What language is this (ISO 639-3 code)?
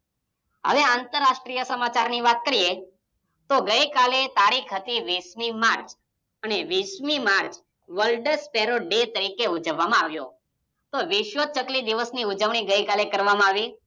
guj